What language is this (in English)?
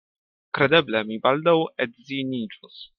Esperanto